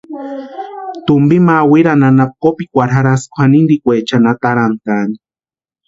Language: Western Highland Purepecha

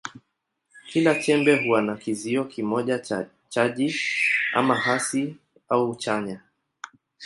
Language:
Swahili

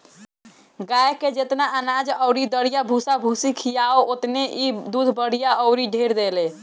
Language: Bhojpuri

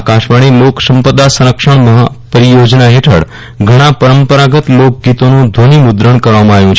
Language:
Gujarati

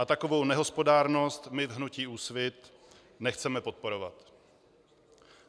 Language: Czech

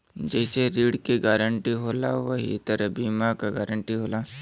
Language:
Bhojpuri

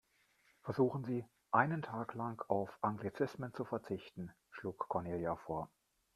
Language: German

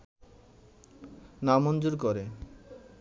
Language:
Bangla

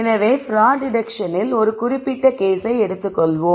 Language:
Tamil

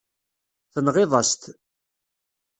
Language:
Kabyle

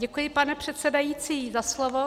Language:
Czech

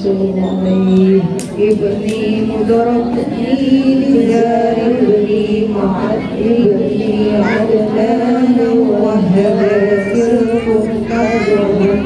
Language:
Indonesian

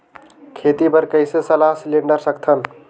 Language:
Chhattisgarhi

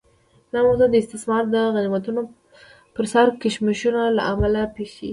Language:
Pashto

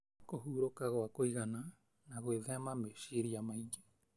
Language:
Kikuyu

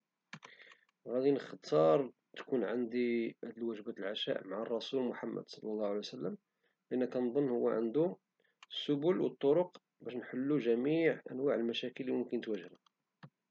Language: Moroccan Arabic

